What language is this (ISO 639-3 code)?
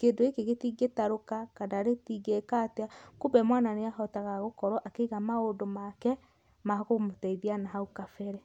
kik